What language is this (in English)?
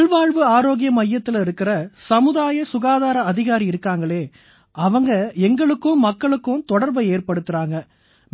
Tamil